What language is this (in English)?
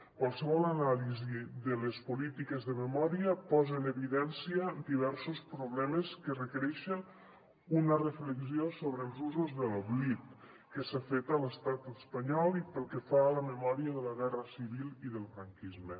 Catalan